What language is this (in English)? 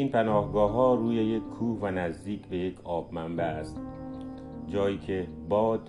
Persian